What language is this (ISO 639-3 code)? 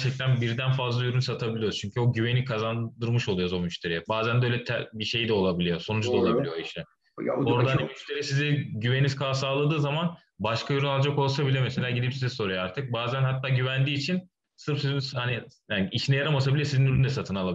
tur